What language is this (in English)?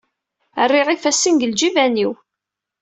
Kabyle